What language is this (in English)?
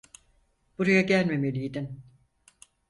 Turkish